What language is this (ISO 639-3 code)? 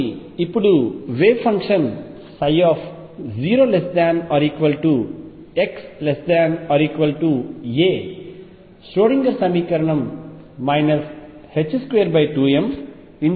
tel